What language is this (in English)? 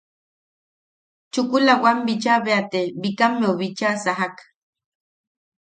Yaqui